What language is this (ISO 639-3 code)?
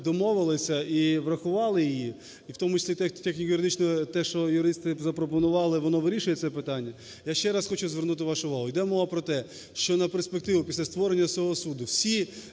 ukr